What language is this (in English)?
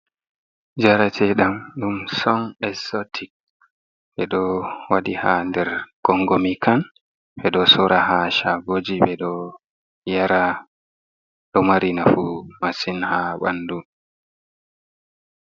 Fula